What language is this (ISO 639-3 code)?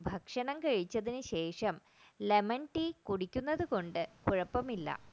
mal